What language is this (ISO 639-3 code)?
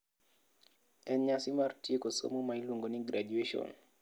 luo